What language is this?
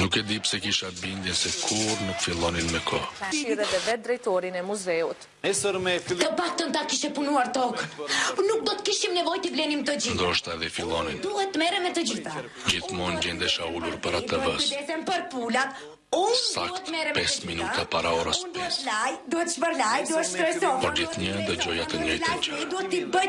Macedonian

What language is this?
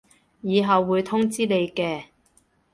Cantonese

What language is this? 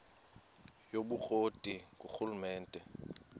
Xhosa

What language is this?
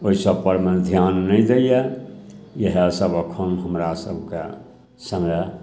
Maithili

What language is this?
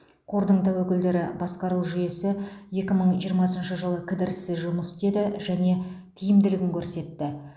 Kazakh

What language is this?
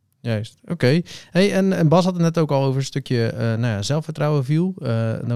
Dutch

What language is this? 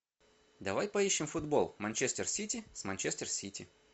Russian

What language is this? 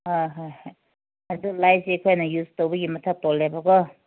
Manipuri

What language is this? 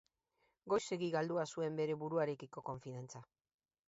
Basque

